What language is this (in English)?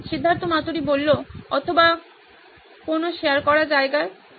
Bangla